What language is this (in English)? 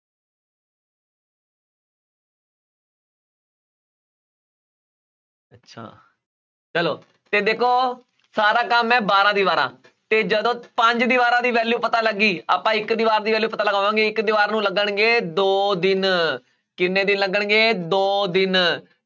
Punjabi